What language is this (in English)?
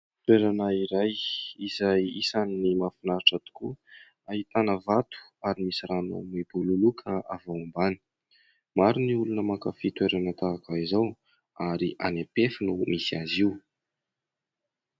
Malagasy